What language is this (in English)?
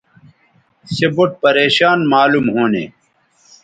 Bateri